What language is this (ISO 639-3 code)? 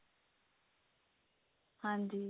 pan